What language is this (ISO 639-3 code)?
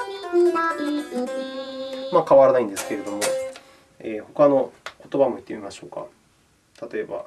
jpn